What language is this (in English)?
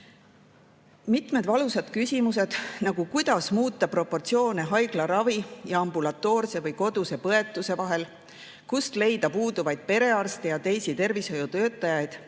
Estonian